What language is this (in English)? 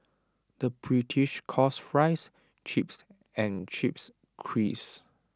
English